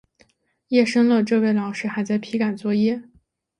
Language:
Chinese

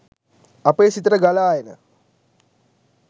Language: Sinhala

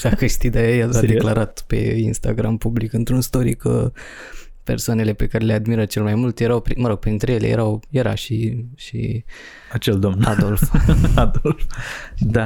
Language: Romanian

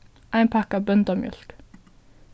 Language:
Faroese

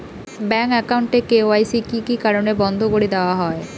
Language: Bangla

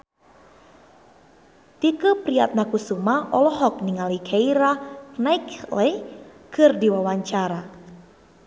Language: Sundanese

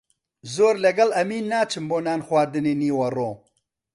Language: Central Kurdish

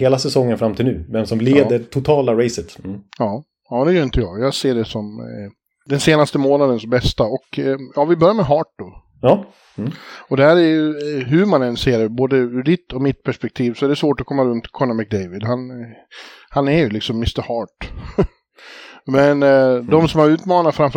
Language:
Swedish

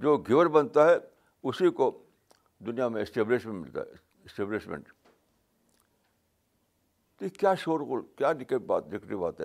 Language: Urdu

